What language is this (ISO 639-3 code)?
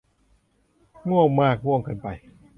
tha